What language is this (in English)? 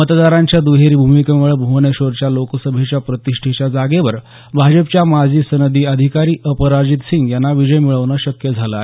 Marathi